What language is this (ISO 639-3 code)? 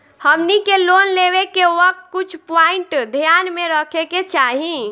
bho